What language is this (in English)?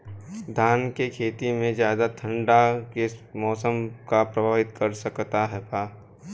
Bhojpuri